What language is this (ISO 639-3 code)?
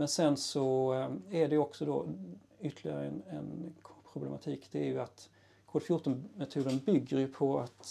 swe